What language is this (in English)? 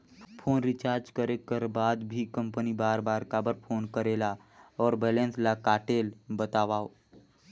Chhattisgarhi